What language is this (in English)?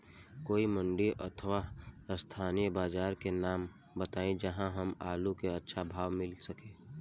Bhojpuri